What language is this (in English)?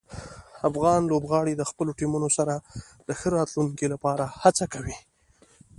Pashto